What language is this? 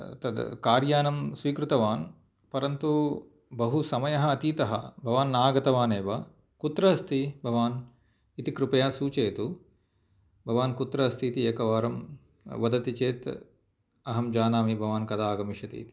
Sanskrit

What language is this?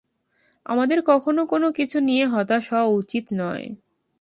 Bangla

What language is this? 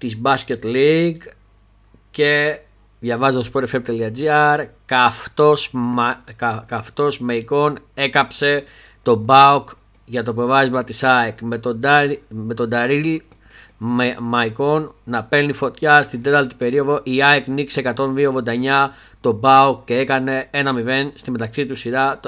Greek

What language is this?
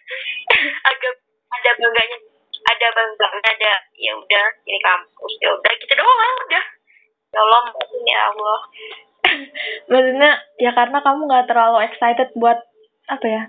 Indonesian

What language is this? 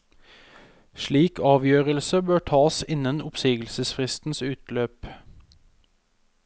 Norwegian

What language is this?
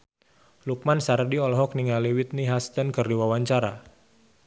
Sundanese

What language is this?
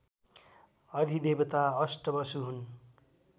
Nepali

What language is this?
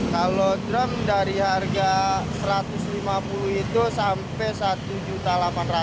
Indonesian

